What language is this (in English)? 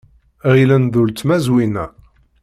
Kabyle